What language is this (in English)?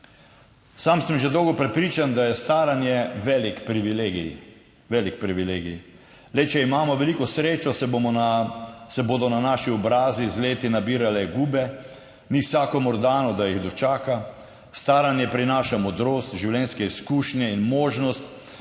Slovenian